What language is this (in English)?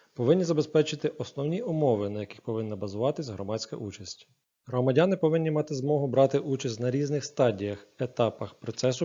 Ukrainian